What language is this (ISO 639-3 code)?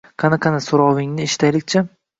uzb